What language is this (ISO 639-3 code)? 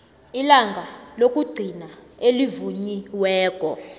nbl